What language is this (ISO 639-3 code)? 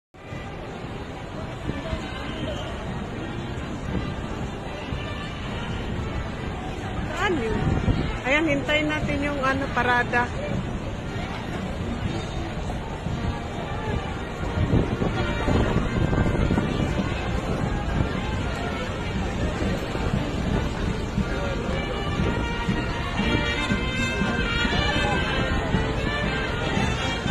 fil